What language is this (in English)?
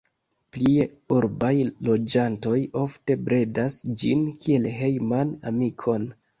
Esperanto